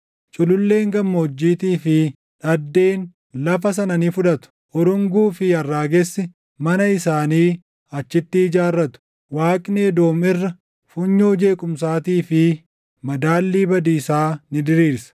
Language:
Oromo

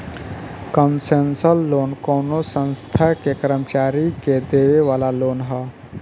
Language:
Bhojpuri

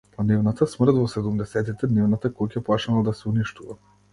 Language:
Macedonian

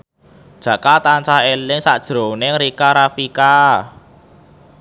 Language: Javanese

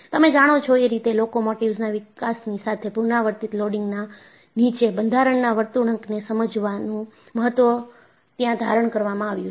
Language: Gujarati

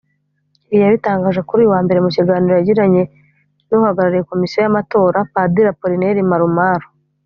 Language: Kinyarwanda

